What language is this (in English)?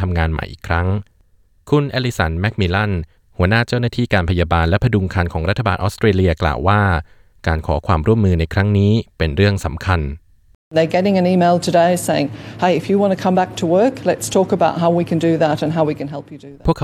Thai